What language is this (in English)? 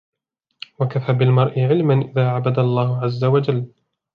Arabic